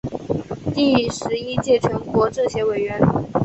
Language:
Chinese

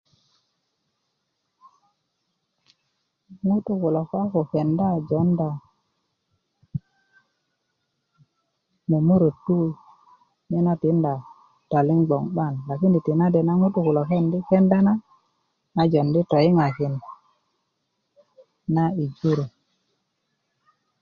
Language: Kuku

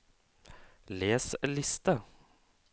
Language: Norwegian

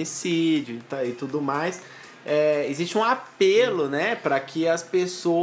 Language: Portuguese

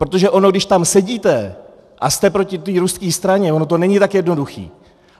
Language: Czech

